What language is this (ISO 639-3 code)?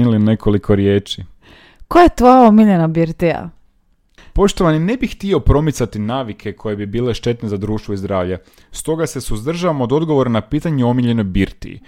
hrv